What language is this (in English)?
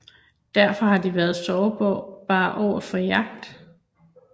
Danish